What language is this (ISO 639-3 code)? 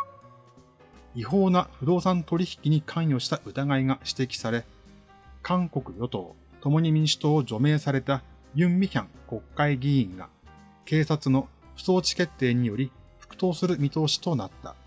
jpn